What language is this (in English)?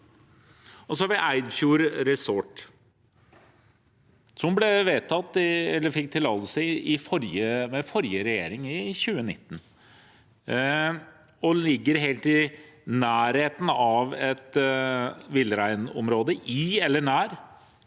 Norwegian